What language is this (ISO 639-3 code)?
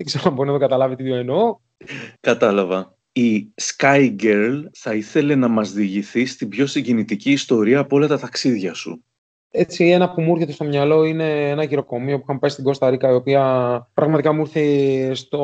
ell